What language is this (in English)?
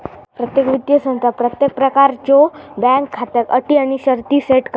Marathi